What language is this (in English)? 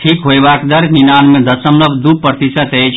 Maithili